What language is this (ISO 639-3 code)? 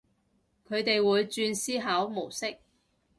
yue